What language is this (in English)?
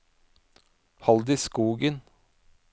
Norwegian